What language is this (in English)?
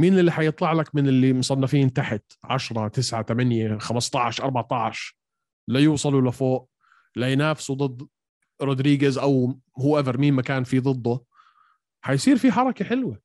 Arabic